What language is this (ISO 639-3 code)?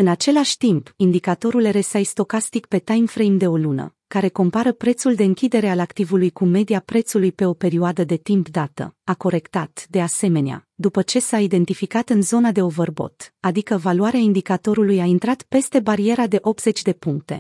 ron